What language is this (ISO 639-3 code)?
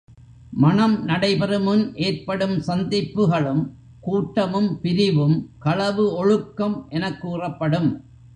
tam